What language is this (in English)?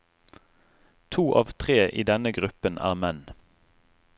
Norwegian